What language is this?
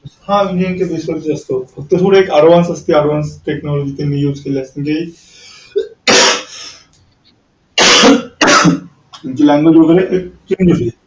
Marathi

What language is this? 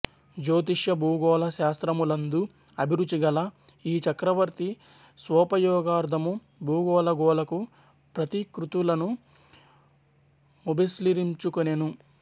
Telugu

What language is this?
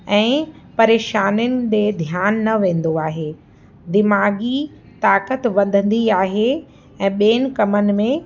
Sindhi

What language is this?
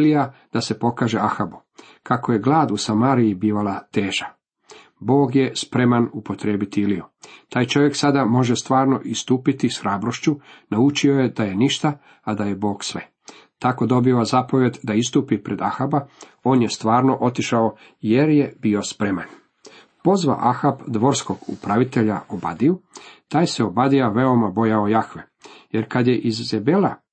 Croatian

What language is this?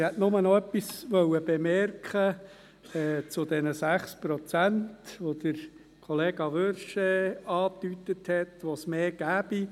Swiss German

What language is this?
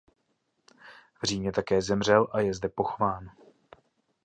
Czech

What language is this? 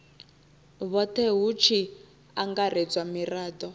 Venda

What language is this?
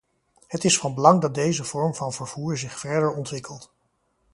Dutch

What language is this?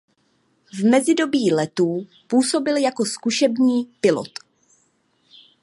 Czech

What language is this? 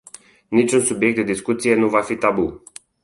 Romanian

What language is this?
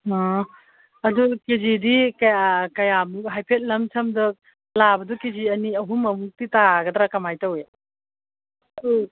Manipuri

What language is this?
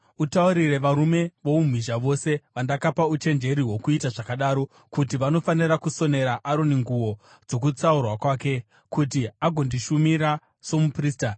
Shona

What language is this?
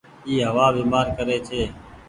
Goaria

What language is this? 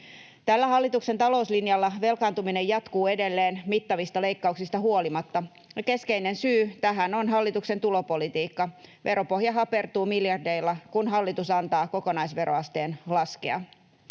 Finnish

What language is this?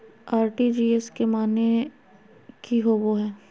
Magahi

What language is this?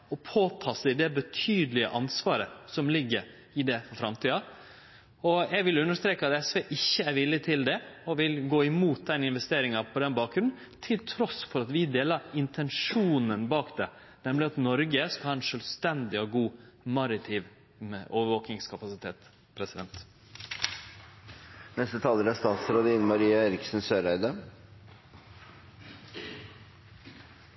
Norwegian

